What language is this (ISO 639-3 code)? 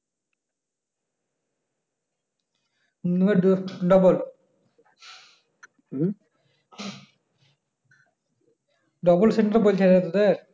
ben